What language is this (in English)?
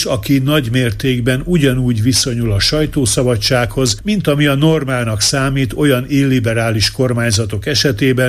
Hungarian